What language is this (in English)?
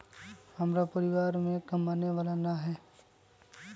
Magahi